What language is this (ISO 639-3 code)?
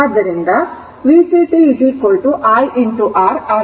kan